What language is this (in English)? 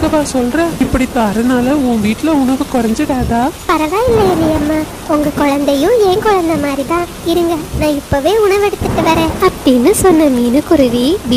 Tamil